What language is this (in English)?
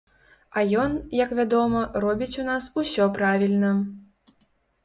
Belarusian